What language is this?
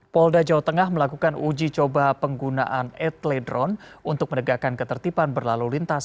Indonesian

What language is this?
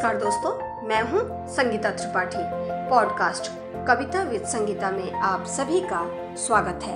Hindi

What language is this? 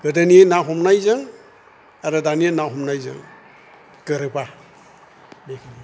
Bodo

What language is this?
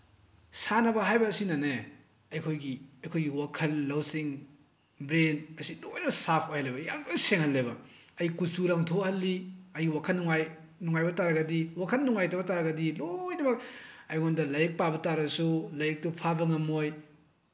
Manipuri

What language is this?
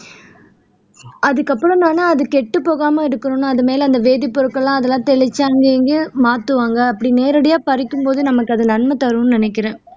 Tamil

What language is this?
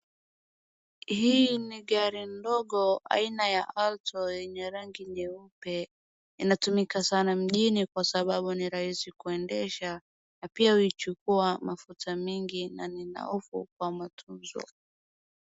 Swahili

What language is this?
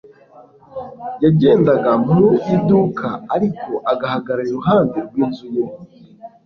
Kinyarwanda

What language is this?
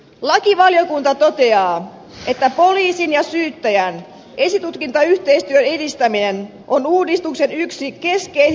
Finnish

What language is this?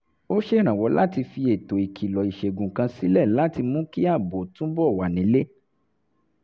Yoruba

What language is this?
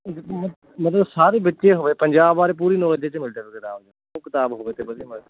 Punjabi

